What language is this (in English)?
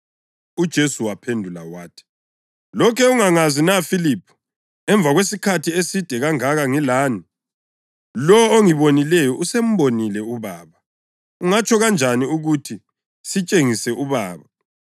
North Ndebele